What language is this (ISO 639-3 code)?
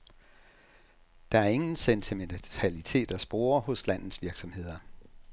dan